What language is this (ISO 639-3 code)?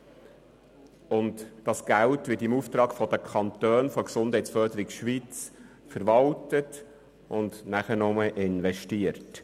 gsw